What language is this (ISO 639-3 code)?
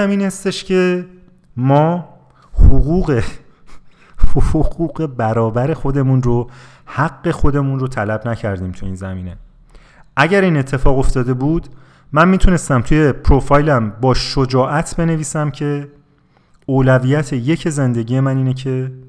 fas